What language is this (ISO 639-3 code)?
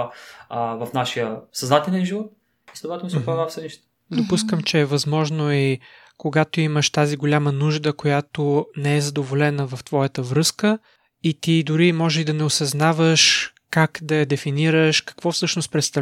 bul